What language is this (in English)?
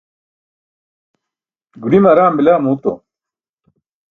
Burushaski